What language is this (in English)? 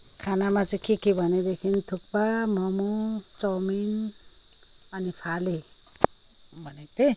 Nepali